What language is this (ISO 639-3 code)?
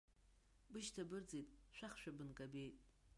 abk